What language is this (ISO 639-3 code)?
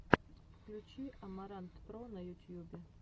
rus